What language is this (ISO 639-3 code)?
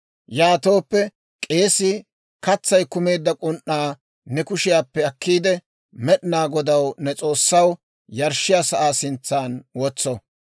dwr